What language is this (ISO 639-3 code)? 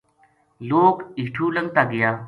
gju